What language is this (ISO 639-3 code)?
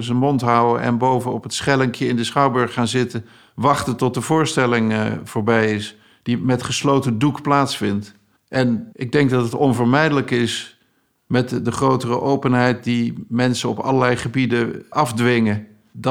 nld